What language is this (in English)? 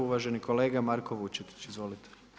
Croatian